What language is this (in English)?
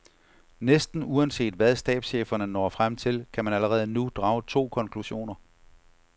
Danish